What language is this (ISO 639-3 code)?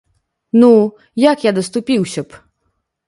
bel